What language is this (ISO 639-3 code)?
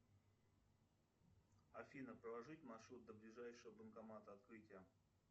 rus